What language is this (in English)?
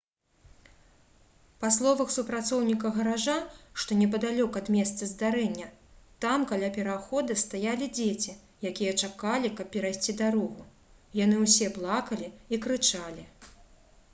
Belarusian